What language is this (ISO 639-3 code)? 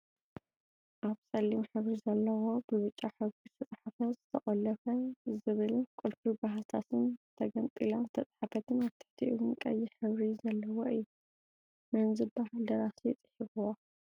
tir